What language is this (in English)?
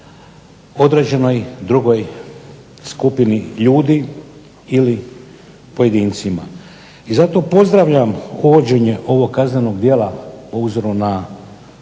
Croatian